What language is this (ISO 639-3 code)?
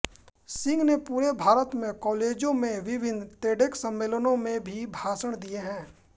hin